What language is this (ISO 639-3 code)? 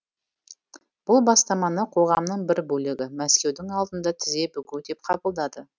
kaz